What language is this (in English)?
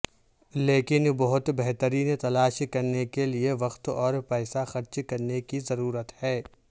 Urdu